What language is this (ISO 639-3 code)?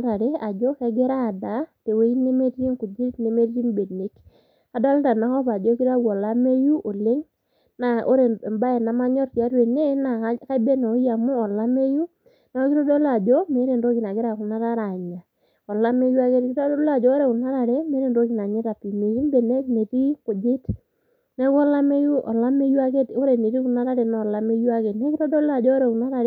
mas